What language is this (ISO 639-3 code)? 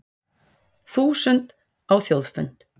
isl